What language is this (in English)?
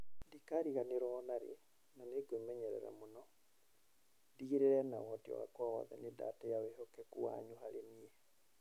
Kikuyu